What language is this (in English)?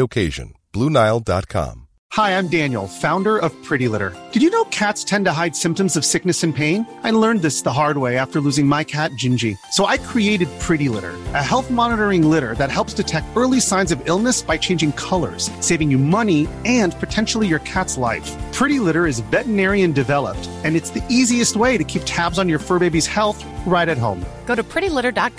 Persian